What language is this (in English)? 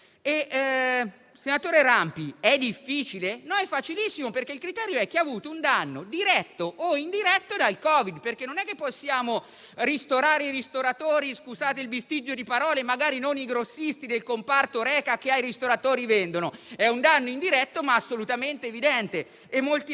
Italian